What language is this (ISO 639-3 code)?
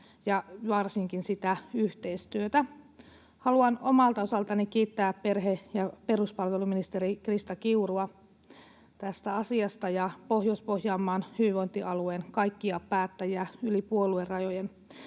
fin